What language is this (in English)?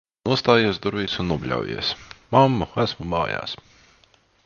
Latvian